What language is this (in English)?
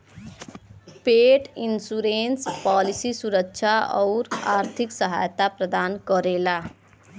Bhojpuri